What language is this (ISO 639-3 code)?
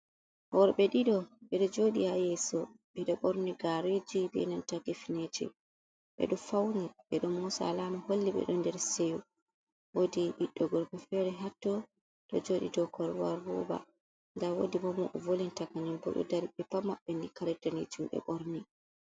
ful